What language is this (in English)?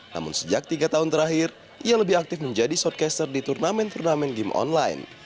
Indonesian